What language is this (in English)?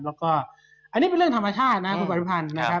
Thai